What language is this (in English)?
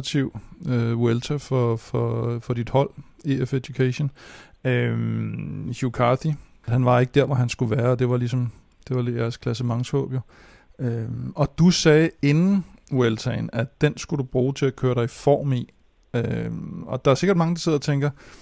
Danish